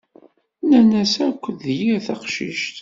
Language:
Kabyle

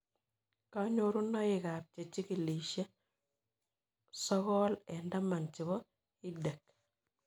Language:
Kalenjin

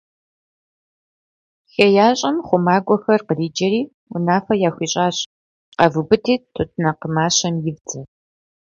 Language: Kabardian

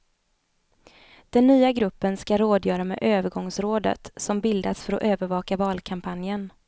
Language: Swedish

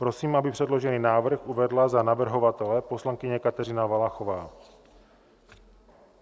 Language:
Czech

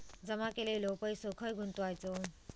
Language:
Marathi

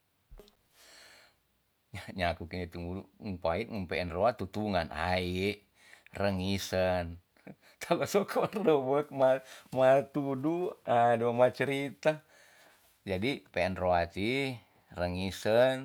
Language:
Tonsea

